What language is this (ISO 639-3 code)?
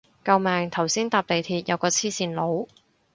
yue